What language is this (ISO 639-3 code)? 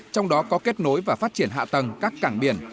vie